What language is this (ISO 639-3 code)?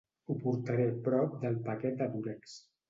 cat